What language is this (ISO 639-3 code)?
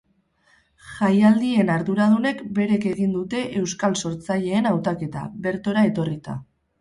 eus